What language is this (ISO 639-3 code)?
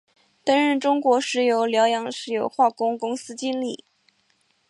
zho